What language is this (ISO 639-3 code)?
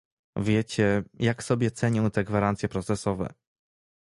pol